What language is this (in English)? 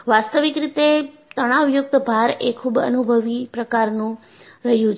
Gujarati